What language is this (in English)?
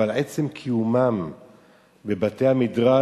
Hebrew